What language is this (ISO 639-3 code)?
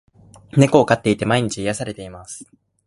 jpn